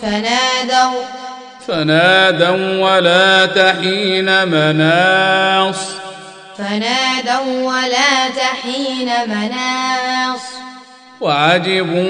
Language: Arabic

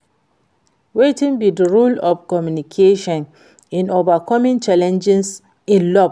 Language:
Nigerian Pidgin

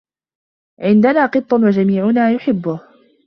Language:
Arabic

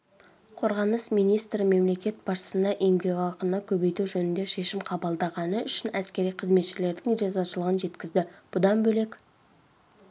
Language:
Kazakh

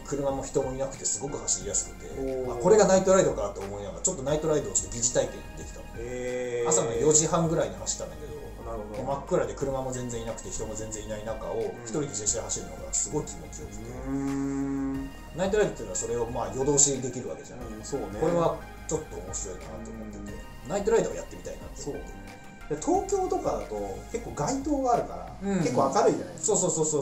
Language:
Japanese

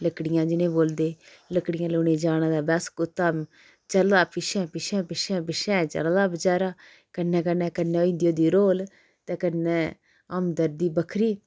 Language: Dogri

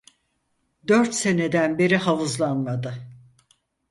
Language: Turkish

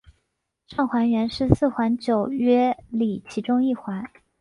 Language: Chinese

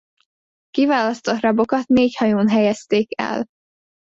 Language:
Hungarian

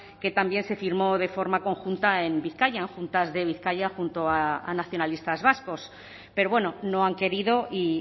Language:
Spanish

